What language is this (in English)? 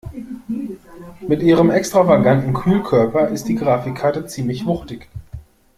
German